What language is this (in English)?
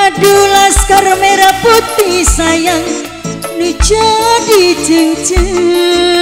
Indonesian